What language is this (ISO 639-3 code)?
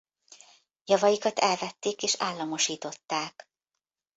hun